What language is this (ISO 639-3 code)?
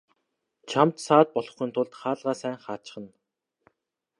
mon